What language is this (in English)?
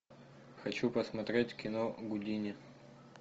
Russian